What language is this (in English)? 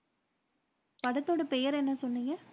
Tamil